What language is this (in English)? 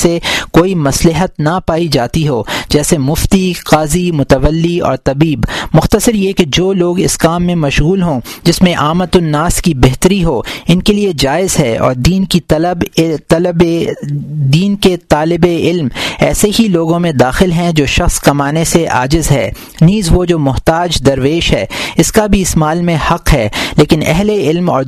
Urdu